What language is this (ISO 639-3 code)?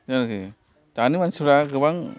brx